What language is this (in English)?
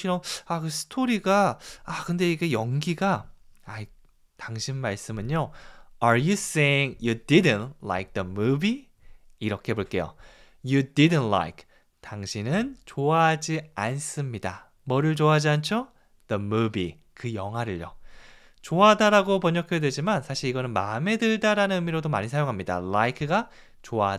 Korean